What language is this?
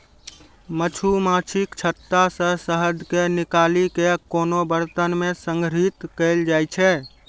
Maithili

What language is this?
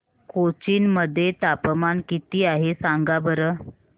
Marathi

